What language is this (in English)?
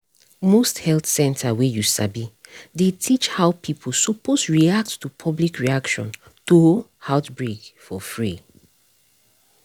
Nigerian Pidgin